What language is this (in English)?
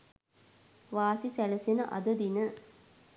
Sinhala